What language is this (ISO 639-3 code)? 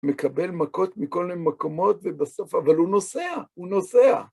heb